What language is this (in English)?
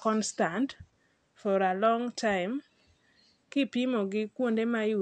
Luo (Kenya and Tanzania)